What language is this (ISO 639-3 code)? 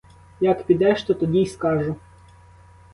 ukr